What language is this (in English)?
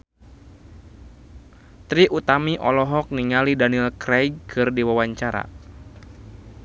Sundanese